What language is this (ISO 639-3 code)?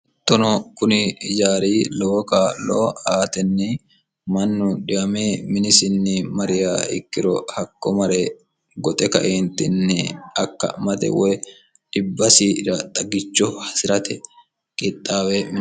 sid